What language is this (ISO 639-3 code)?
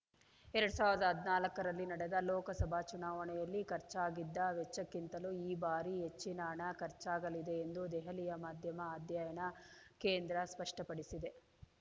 kan